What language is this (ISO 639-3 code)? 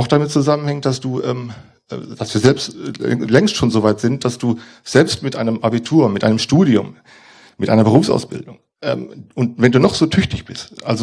deu